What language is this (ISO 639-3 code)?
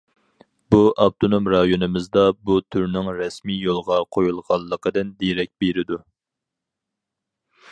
uig